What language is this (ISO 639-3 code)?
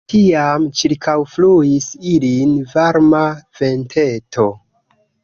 epo